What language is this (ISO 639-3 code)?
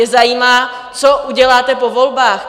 ces